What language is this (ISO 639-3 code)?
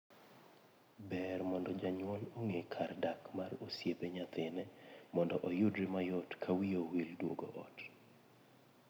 luo